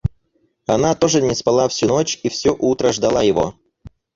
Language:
Russian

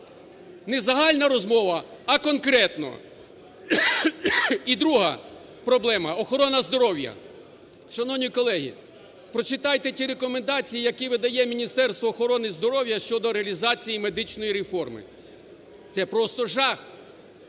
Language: Ukrainian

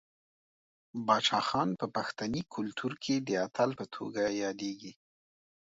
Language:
Pashto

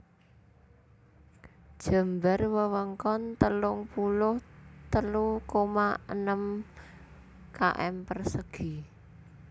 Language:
Javanese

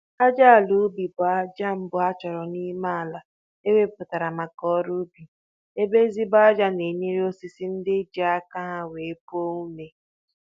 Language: Igbo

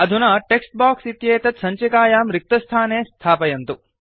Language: Sanskrit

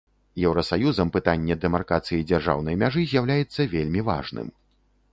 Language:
Belarusian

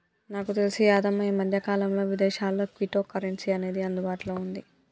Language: Telugu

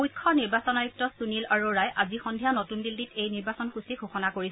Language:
Assamese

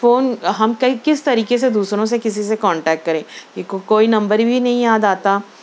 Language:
Urdu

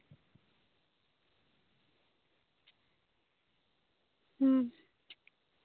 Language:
Santali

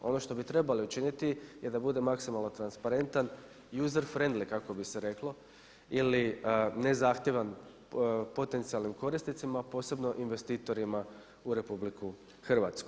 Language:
Croatian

